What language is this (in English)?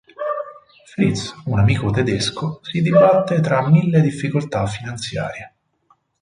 Italian